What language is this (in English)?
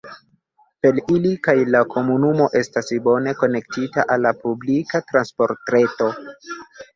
Esperanto